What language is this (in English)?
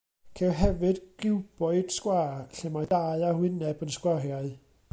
Welsh